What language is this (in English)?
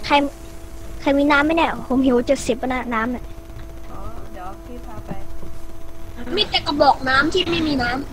Thai